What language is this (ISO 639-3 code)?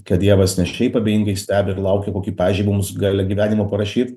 lit